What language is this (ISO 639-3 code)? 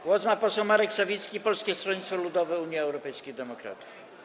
pol